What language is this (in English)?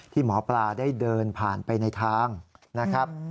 Thai